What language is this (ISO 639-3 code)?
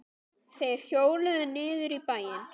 isl